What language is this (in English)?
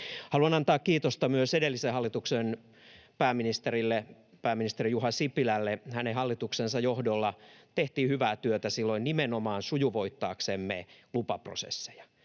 Finnish